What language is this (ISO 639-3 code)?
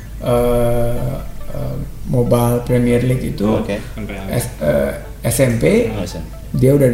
ind